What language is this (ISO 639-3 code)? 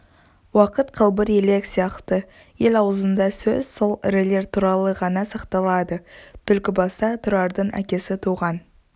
kaz